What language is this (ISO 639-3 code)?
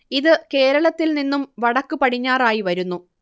mal